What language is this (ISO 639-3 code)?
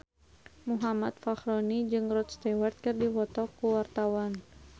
sun